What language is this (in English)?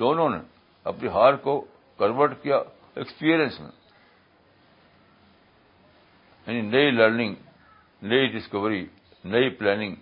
Urdu